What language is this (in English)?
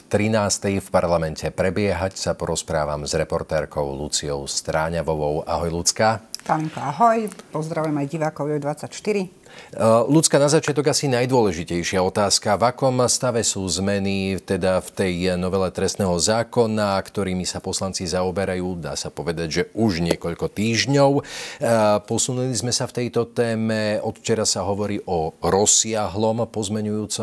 Slovak